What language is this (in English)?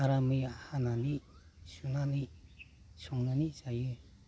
Bodo